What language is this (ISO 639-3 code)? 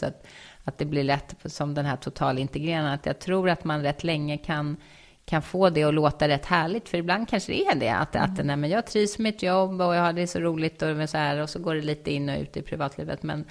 swe